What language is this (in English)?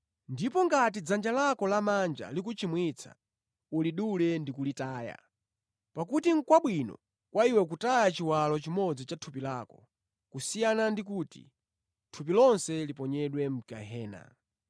Nyanja